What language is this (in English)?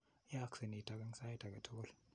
Kalenjin